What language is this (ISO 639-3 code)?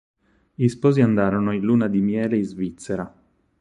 ita